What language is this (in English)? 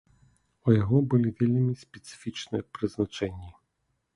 Belarusian